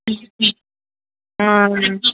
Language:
Telugu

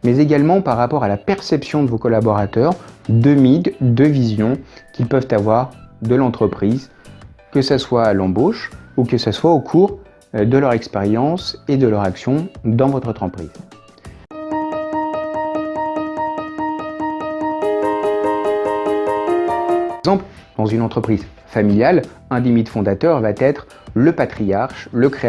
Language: French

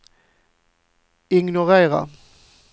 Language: Swedish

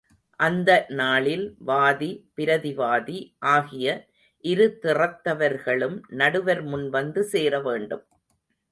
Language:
Tamil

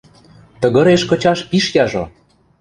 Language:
Western Mari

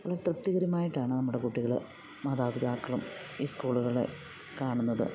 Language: Malayalam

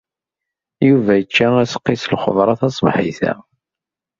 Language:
Kabyle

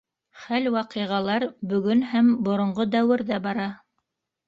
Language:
Bashkir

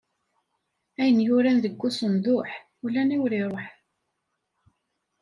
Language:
Kabyle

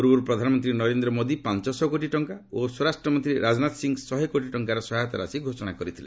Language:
Odia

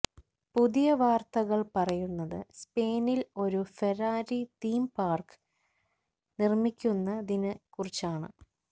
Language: Malayalam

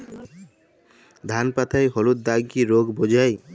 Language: Bangla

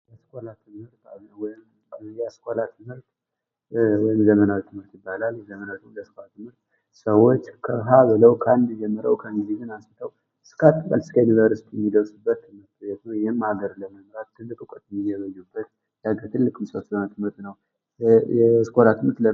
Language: Amharic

